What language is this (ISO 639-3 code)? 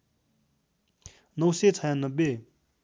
nep